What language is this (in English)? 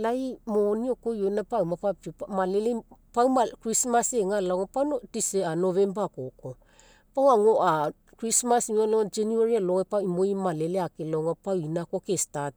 Mekeo